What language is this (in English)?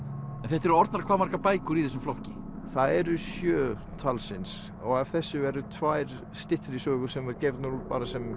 Icelandic